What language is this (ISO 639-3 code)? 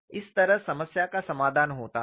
hin